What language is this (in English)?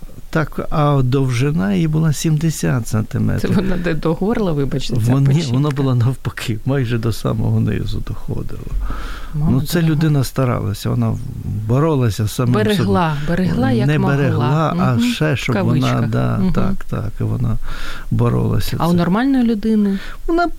Ukrainian